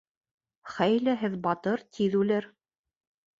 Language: Bashkir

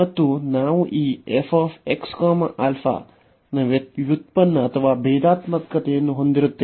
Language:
Kannada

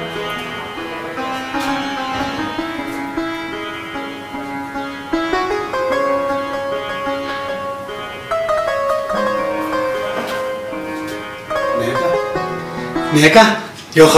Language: Arabic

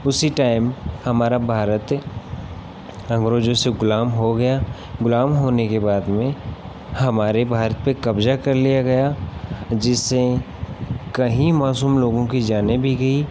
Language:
Hindi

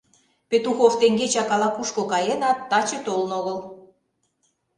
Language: Mari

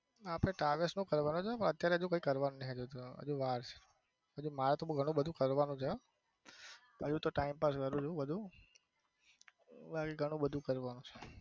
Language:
Gujarati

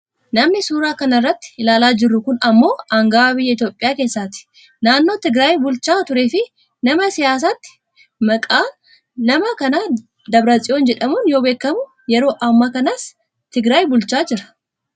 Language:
Oromo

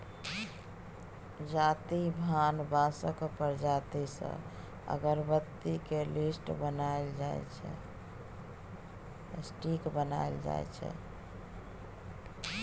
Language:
Maithili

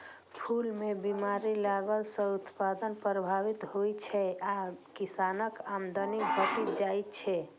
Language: Maithili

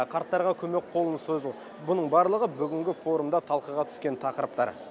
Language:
Kazakh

